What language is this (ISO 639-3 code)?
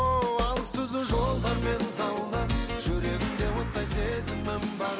kaz